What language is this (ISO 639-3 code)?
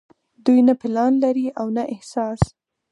pus